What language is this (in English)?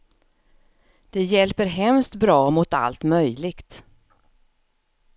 Swedish